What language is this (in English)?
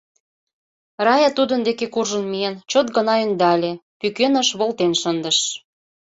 Mari